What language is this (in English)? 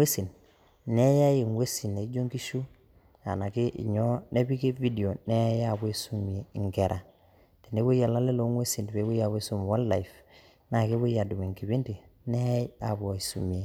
Masai